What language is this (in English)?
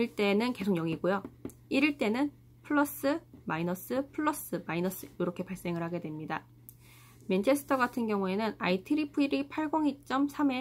Korean